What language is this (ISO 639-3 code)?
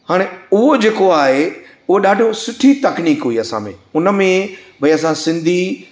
snd